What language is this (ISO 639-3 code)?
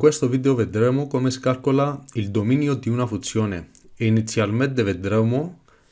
ita